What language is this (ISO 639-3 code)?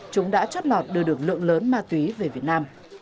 vie